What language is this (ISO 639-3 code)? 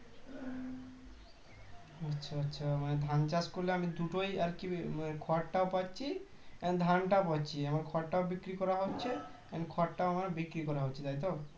ben